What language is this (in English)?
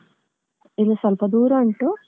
Kannada